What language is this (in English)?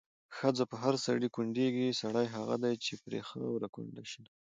Pashto